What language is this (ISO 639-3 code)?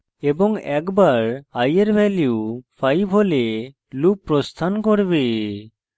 ben